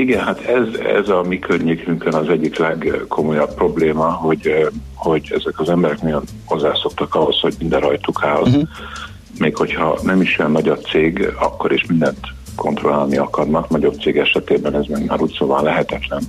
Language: Hungarian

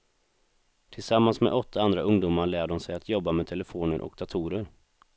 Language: Swedish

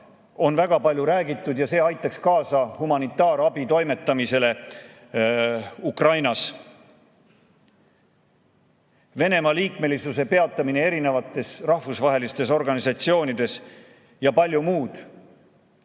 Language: Estonian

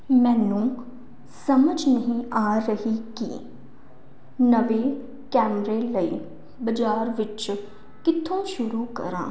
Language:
Punjabi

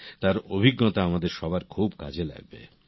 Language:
Bangla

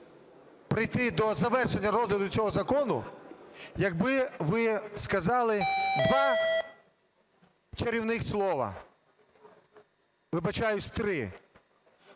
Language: Ukrainian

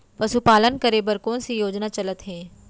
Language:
Chhattisgarhi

